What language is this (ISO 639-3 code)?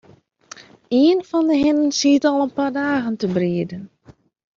fry